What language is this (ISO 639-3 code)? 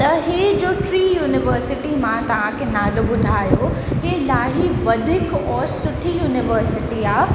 snd